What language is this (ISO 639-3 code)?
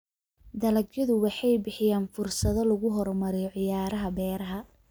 som